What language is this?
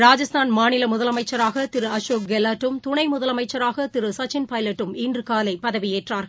Tamil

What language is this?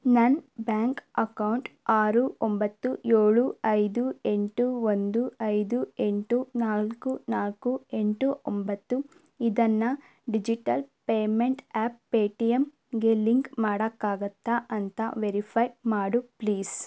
Kannada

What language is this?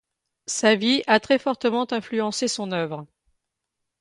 French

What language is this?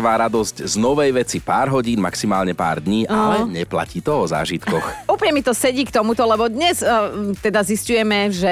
Slovak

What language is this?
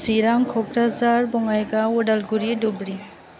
Bodo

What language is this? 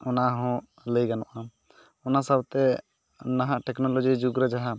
Santali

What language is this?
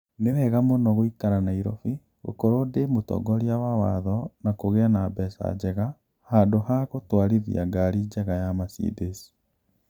Kikuyu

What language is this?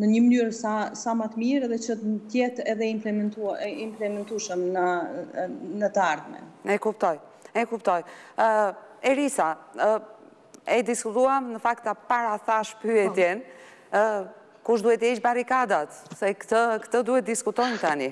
Romanian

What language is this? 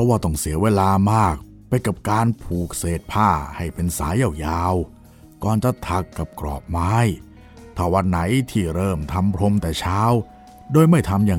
Thai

